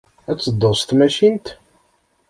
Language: Kabyle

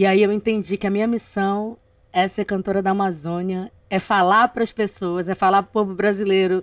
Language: Portuguese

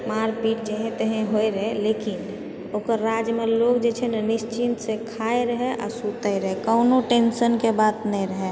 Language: Maithili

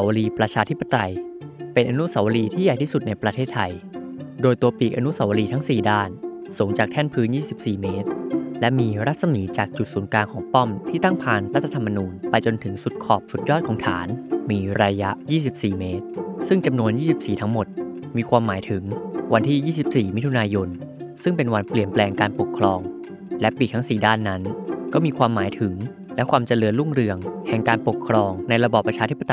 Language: Thai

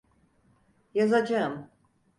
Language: Turkish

